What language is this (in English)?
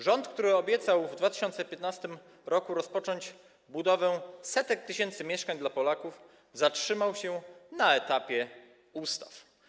Polish